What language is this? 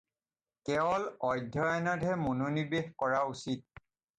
Assamese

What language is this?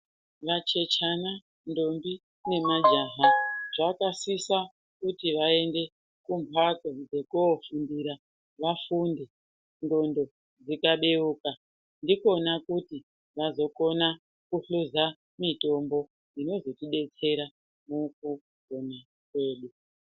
Ndau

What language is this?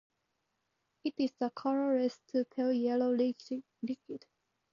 English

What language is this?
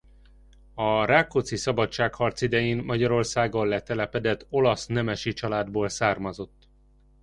Hungarian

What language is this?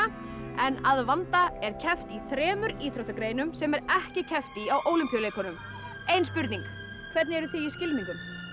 Icelandic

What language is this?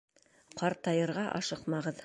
Bashkir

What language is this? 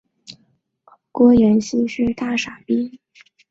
Chinese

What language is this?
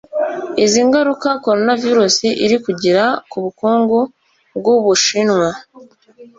Kinyarwanda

